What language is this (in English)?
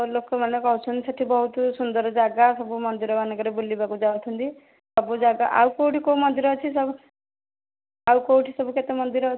Odia